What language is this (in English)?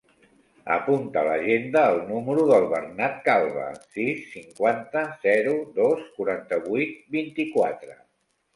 Catalan